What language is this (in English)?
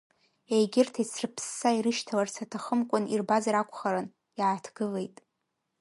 Abkhazian